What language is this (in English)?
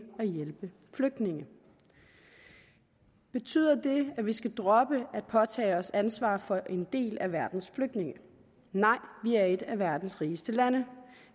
Danish